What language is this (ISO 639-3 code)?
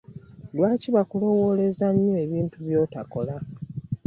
lug